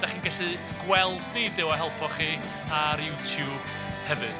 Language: Welsh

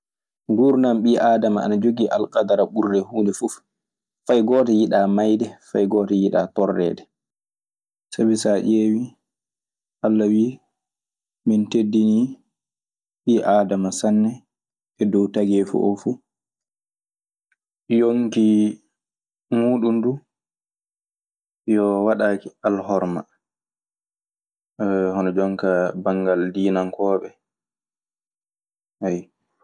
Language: Maasina Fulfulde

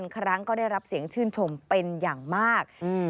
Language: Thai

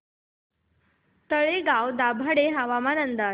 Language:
Marathi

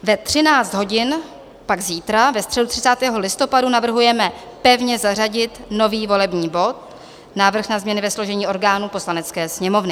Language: Czech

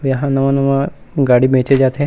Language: Chhattisgarhi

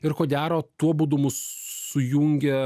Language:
Lithuanian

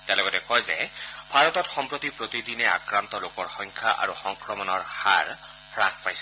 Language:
Assamese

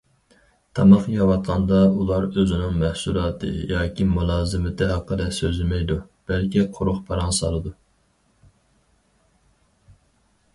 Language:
Uyghur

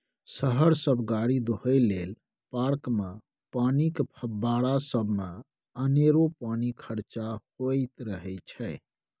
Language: Maithili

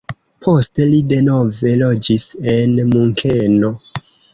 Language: Esperanto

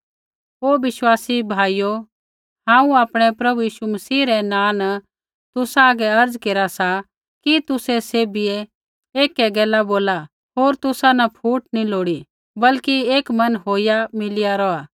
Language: Kullu Pahari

